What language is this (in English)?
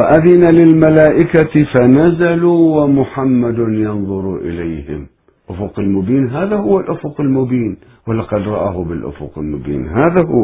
Arabic